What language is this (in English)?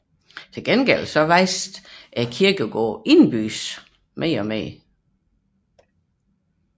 Danish